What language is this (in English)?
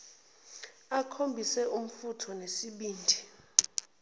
Zulu